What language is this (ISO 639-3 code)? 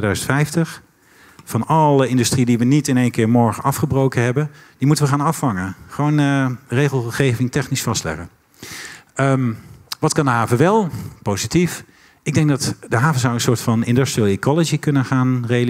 nld